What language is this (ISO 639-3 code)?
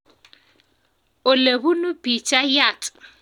kln